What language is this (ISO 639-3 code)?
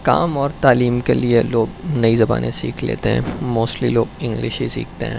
urd